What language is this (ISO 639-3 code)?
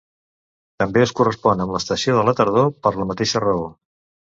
cat